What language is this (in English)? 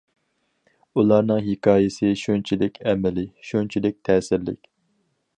Uyghur